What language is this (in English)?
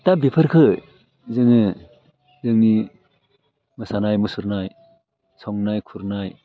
Bodo